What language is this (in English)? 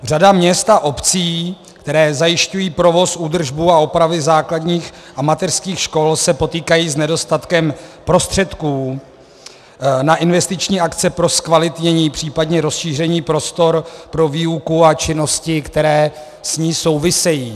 Czech